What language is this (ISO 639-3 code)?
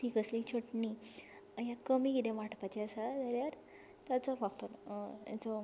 kok